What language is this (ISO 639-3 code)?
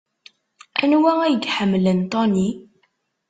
kab